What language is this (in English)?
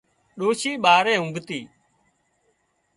Wadiyara Koli